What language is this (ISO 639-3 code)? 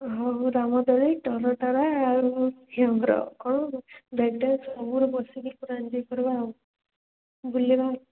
ori